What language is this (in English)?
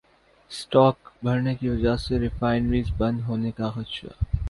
Urdu